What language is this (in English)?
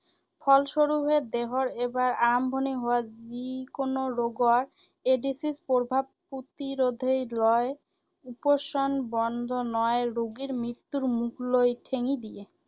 Assamese